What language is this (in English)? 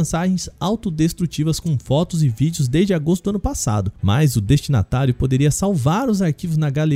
Portuguese